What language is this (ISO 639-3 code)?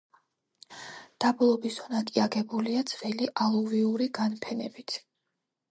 kat